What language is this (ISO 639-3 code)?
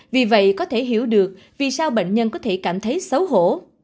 vie